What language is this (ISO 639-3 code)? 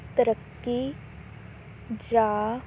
pan